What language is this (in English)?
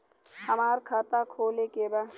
Bhojpuri